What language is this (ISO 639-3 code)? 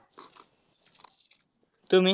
mar